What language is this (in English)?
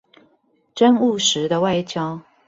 Chinese